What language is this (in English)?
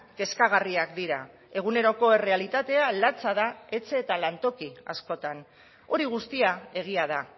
Basque